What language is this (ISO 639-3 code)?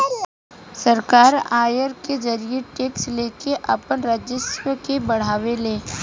bho